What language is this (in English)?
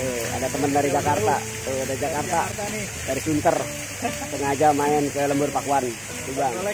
Indonesian